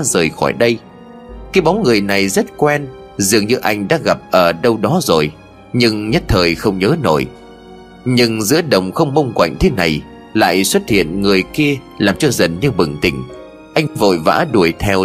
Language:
Vietnamese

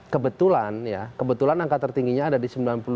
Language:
Indonesian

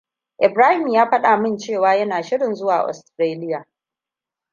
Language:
Hausa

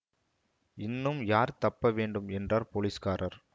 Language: Tamil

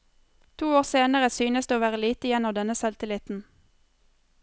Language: Norwegian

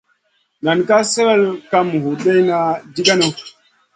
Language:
Masana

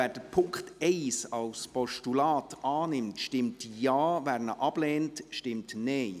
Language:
Swiss German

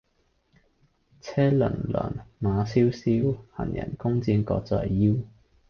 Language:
Cantonese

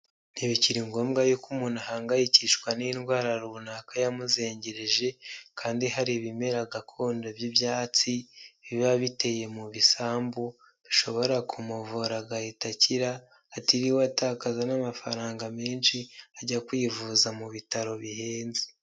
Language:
Kinyarwanda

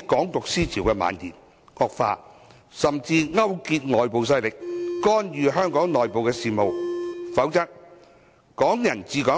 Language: Cantonese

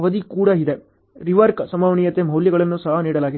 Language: Kannada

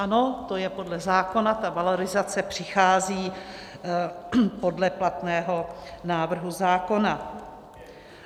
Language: Czech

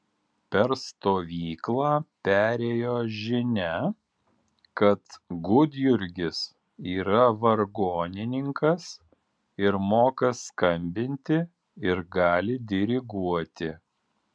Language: Lithuanian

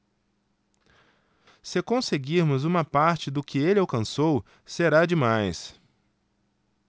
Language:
Portuguese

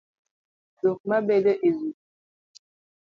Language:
Luo (Kenya and Tanzania)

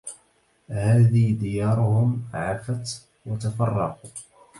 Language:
Arabic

